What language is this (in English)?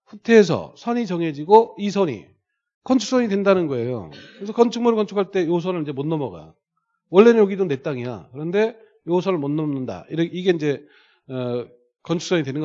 Korean